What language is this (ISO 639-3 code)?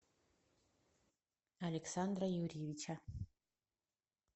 rus